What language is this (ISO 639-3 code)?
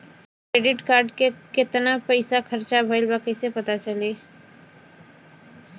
bho